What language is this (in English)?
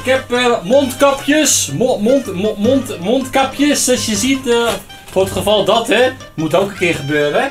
Dutch